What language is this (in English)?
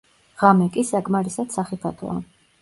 Georgian